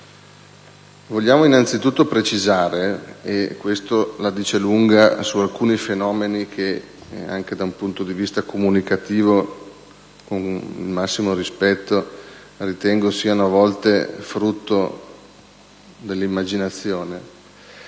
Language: Italian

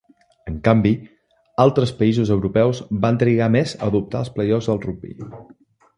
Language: Catalan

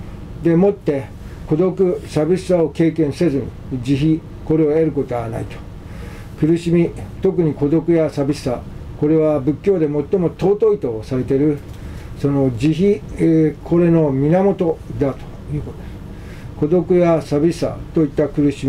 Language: Japanese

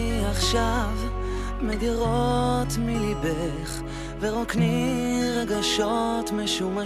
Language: Hebrew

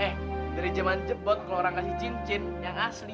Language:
Indonesian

